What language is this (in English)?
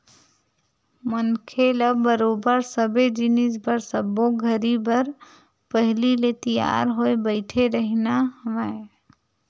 Chhattisgarhi